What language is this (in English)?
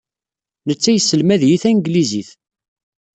Kabyle